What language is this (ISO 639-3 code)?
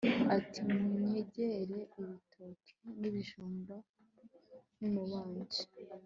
kin